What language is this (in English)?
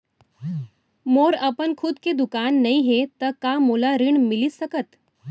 Chhattisgarhi